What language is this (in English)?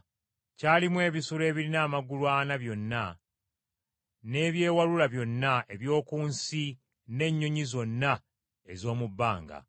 Ganda